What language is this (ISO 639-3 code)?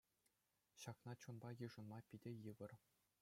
chv